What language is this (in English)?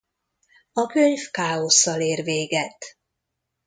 Hungarian